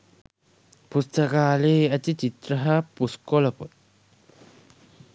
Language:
Sinhala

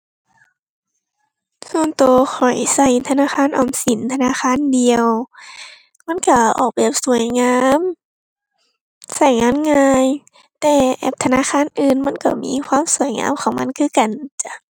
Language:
Thai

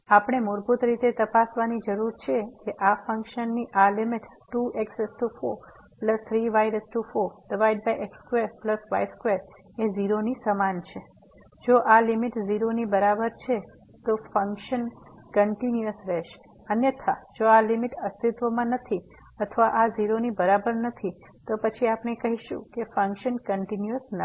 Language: Gujarati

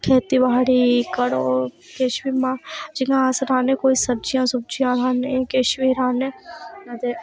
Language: Dogri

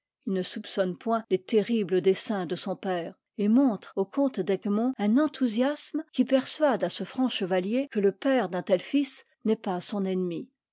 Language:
French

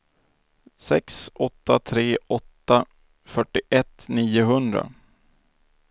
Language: Swedish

